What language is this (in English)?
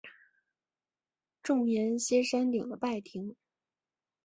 Chinese